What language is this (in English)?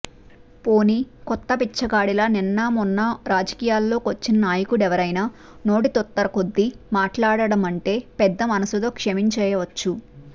Telugu